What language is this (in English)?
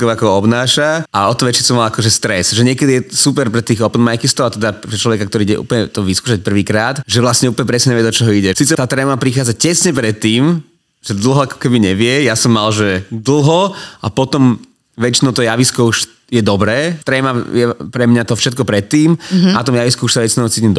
Slovak